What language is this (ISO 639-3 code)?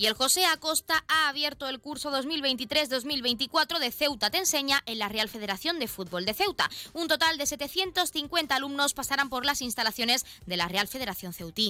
spa